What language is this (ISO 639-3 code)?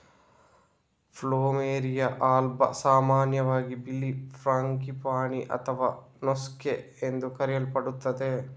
kan